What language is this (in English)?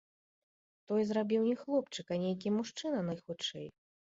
Belarusian